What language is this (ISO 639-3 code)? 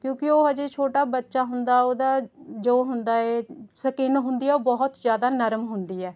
pan